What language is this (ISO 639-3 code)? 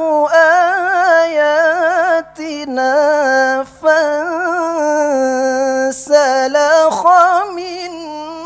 ara